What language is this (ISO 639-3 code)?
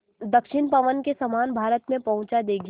hin